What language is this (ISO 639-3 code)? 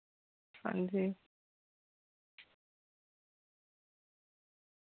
doi